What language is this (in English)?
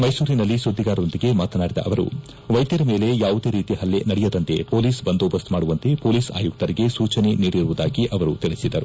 Kannada